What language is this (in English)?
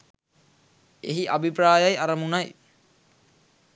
Sinhala